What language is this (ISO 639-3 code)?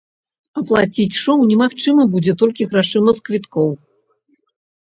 bel